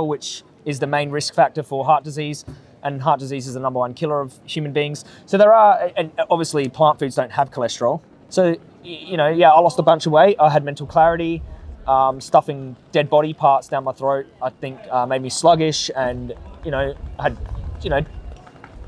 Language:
English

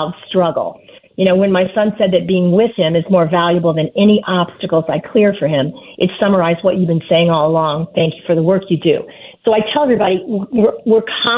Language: English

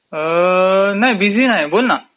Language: Marathi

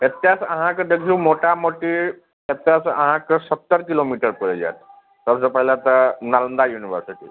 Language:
Maithili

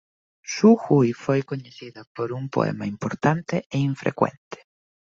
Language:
Galician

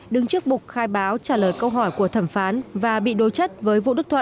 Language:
Vietnamese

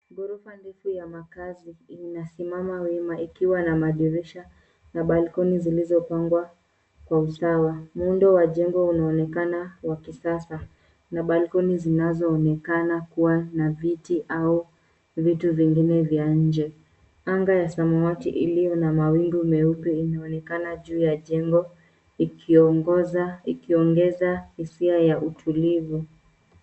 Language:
Swahili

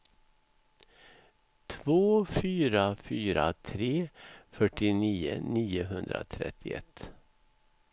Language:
Swedish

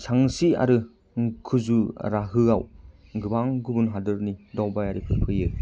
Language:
Bodo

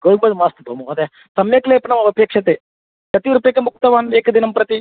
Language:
Sanskrit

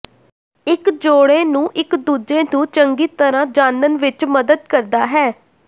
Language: Punjabi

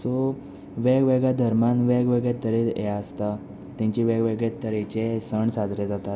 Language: Konkani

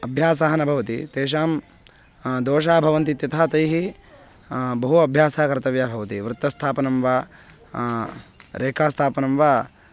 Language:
Sanskrit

